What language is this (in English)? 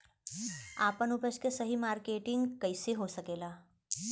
Bhojpuri